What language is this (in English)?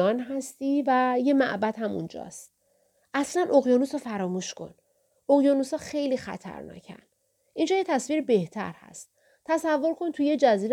Persian